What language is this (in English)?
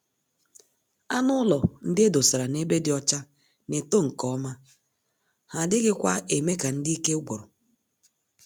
Igbo